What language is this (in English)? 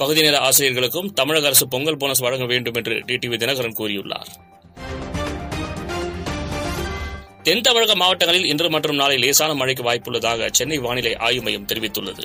Tamil